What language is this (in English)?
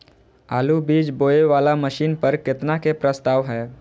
Maithili